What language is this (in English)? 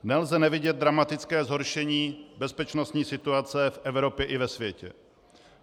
Czech